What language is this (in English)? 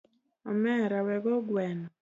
Luo (Kenya and Tanzania)